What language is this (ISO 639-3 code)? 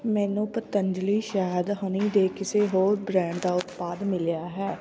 pan